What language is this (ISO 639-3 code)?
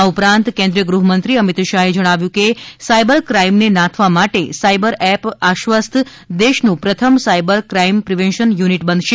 guj